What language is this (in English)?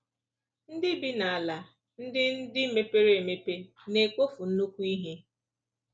Igbo